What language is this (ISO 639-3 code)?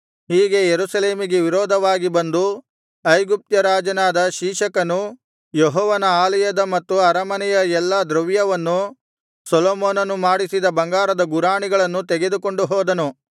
kan